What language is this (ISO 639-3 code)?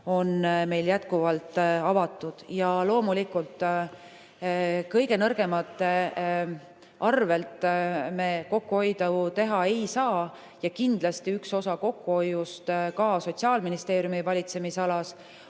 est